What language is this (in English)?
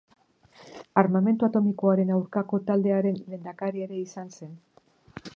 Basque